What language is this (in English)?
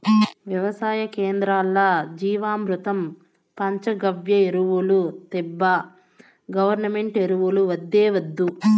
Telugu